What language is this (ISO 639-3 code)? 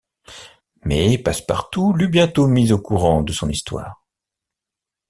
fra